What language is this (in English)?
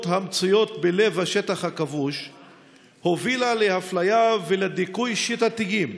Hebrew